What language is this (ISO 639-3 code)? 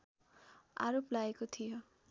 nep